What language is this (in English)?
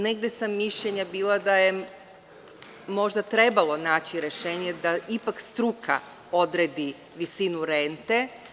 Serbian